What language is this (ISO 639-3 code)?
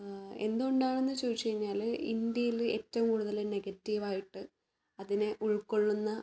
mal